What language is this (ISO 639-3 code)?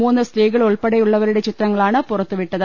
mal